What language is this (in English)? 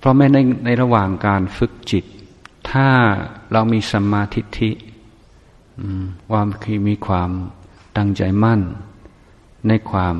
Thai